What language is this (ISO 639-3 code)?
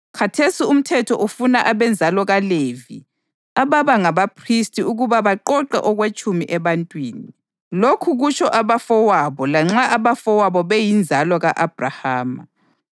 nde